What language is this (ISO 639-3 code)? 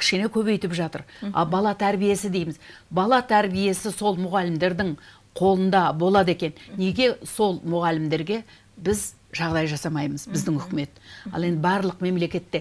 tur